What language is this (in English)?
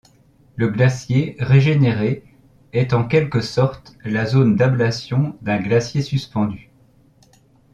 French